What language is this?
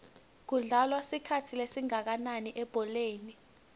Swati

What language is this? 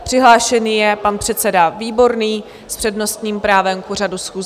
Czech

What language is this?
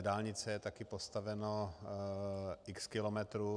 Czech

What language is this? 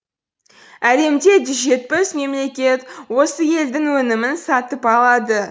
Kazakh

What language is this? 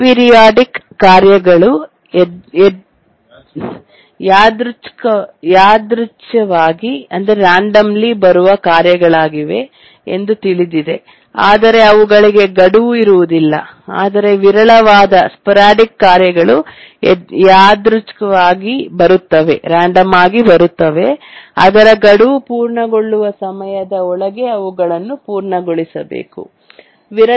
Kannada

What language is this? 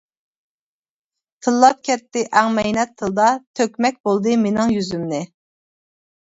Uyghur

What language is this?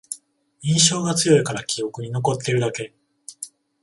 Japanese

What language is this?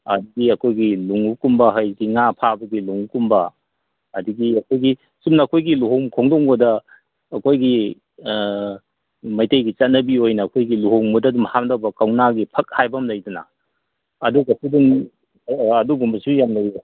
Manipuri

